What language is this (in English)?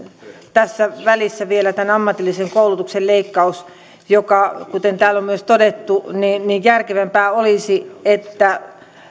Finnish